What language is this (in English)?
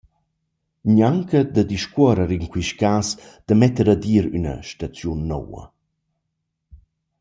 Romansh